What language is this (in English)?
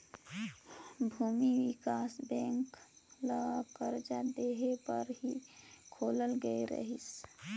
Chhattisgarhi